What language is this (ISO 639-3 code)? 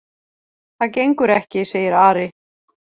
isl